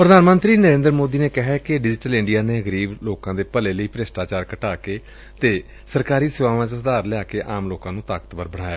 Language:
Punjabi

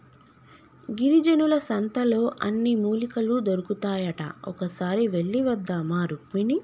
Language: Telugu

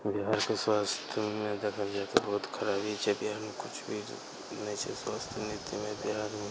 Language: Maithili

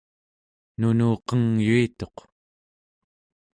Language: Central Yupik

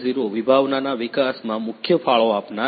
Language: Gujarati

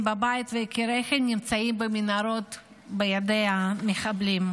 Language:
Hebrew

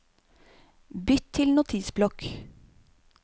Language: Norwegian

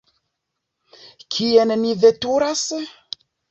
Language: Esperanto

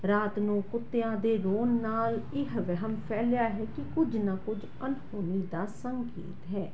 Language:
Punjabi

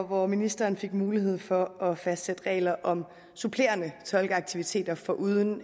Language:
Danish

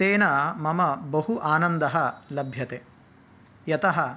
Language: Sanskrit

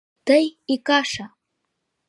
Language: Mari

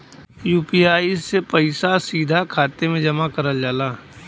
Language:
Bhojpuri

